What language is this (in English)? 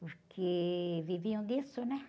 Portuguese